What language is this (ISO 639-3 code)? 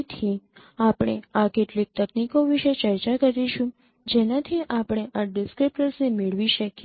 guj